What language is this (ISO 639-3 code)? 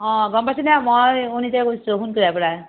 asm